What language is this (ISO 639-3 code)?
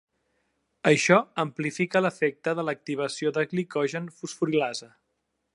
cat